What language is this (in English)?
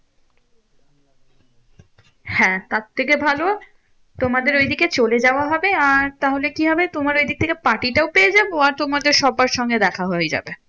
Bangla